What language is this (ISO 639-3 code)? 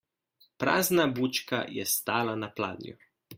slv